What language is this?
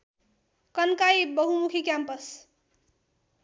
Nepali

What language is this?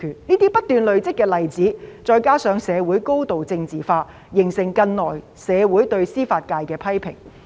Cantonese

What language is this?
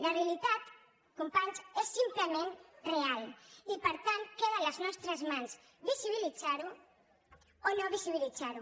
Catalan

